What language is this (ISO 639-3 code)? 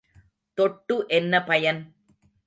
tam